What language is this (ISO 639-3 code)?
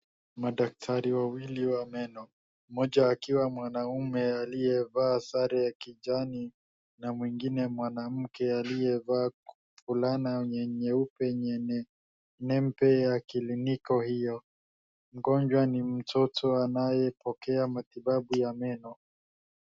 swa